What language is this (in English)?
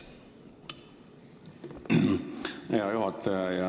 Estonian